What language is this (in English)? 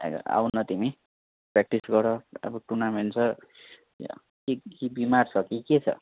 Nepali